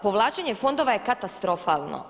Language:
Croatian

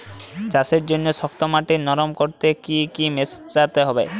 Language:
Bangla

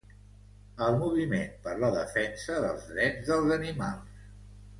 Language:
Catalan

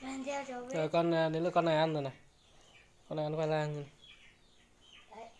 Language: Vietnamese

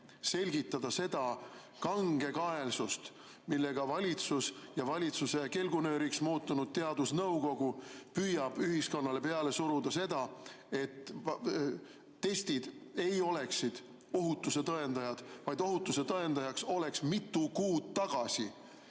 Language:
Estonian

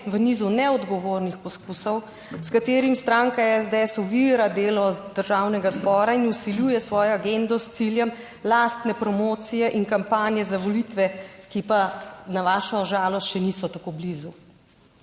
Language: Slovenian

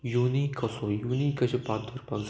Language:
Konkani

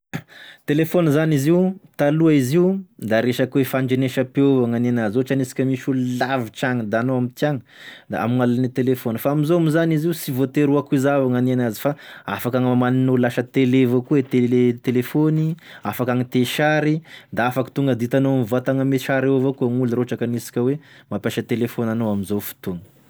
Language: Tesaka Malagasy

